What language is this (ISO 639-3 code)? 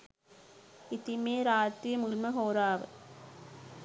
sin